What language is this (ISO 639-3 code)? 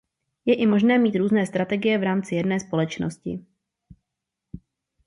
ces